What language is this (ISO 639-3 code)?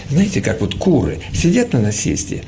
rus